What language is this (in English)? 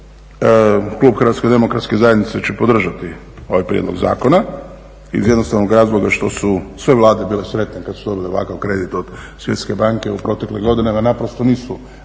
Croatian